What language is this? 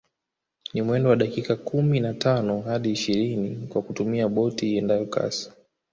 Swahili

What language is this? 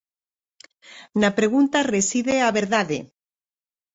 Galician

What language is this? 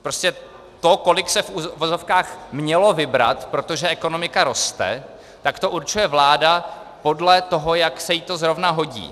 Czech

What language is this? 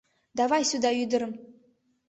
Mari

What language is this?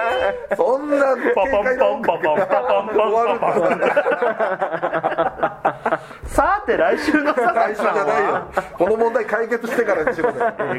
Japanese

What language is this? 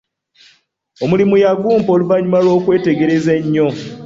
Ganda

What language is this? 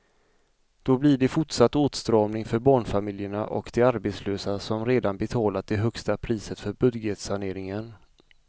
Swedish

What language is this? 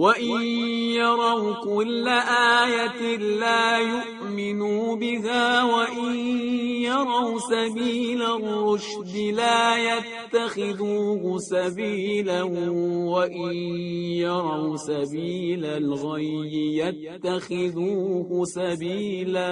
Persian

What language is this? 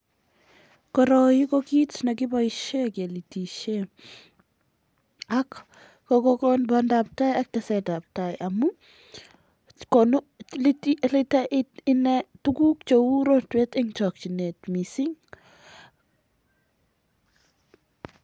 Kalenjin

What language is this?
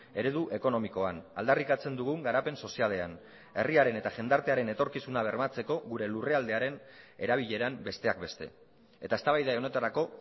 Basque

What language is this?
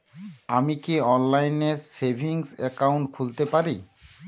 Bangla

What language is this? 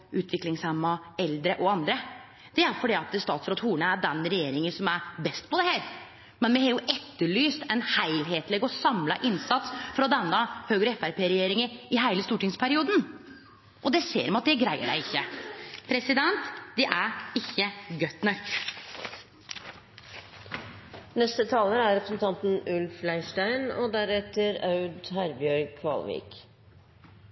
Norwegian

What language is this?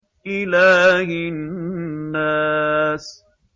Arabic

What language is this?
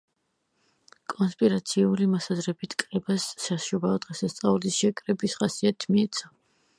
Georgian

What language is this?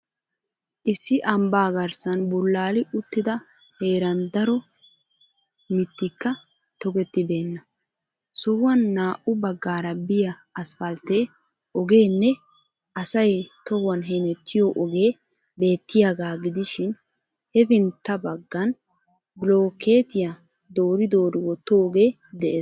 Wolaytta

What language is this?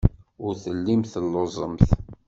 Kabyle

